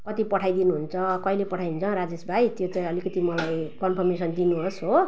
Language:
Nepali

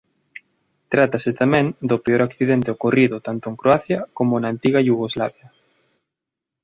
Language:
Galician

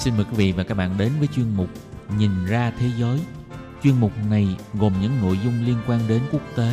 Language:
Vietnamese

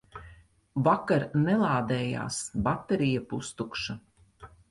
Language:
Latvian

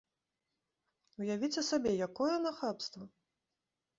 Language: Belarusian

